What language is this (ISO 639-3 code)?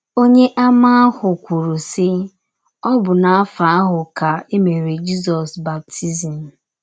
ibo